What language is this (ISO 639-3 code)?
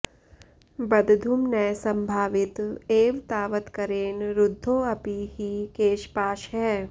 san